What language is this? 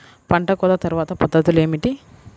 Telugu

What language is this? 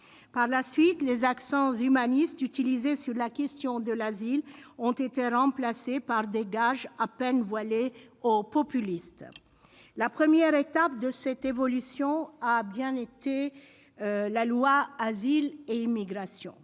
French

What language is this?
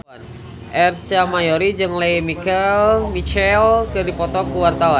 Sundanese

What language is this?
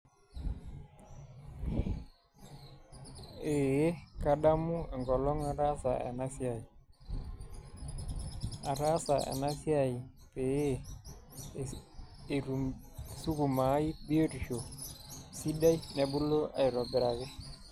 Masai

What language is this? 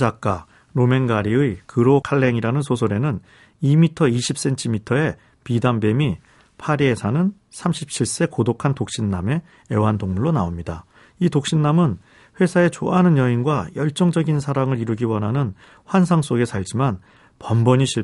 Korean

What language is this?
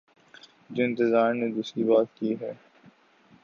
Urdu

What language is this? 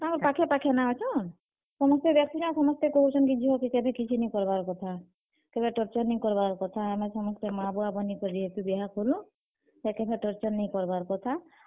Odia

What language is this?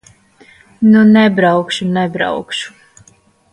Latvian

